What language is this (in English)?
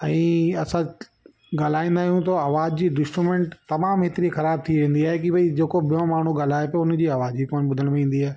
Sindhi